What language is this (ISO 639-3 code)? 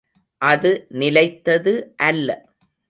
tam